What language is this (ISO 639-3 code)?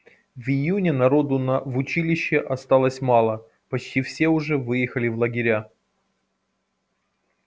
rus